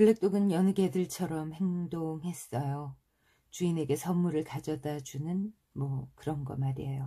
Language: Korean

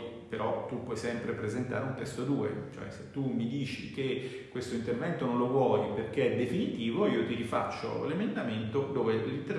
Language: Italian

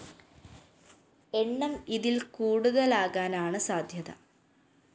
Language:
Malayalam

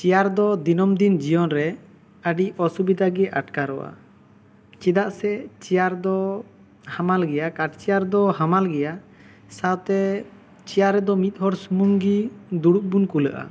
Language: Santali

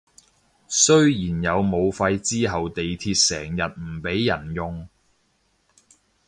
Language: Cantonese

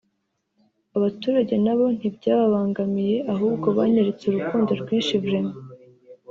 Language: Kinyarwanda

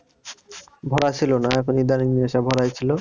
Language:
Bangla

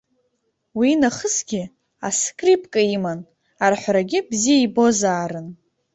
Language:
Abkhazian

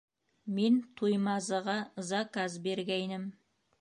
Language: Bashkir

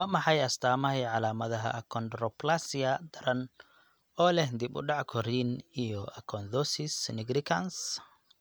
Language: Somali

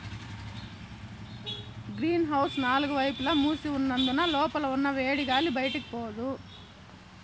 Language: Telugu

